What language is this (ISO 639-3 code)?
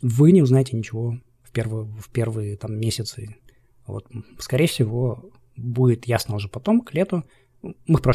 rus